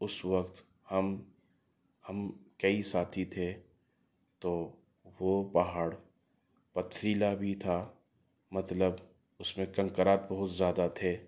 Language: Urdu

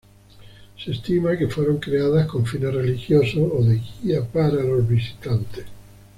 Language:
Spanish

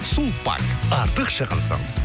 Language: Kazakh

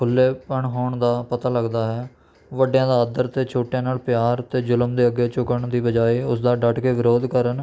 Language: Punjabi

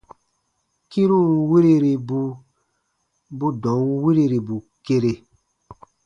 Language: Baatonum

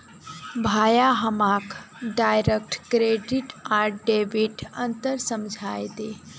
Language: Magahi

